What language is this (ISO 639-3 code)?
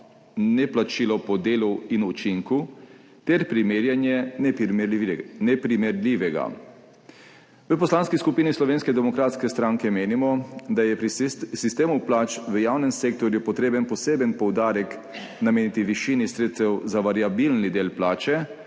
slv